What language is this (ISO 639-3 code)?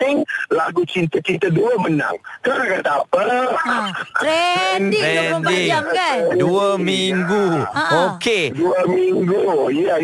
msa